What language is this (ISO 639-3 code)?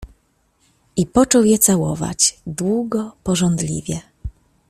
pol